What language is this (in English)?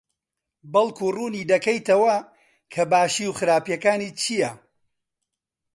Central Kurdish